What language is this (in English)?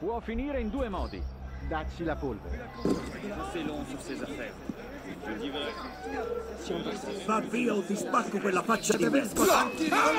Italian